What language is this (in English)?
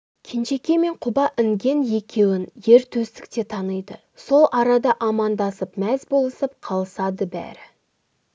Kazakh